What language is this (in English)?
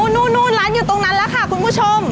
Thai